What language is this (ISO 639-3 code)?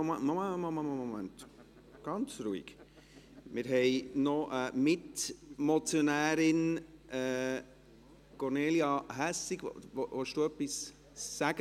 gsw